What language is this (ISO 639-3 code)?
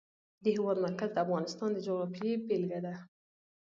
pus